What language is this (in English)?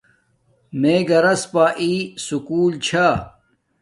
Domaaki